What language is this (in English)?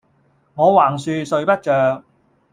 Cantonese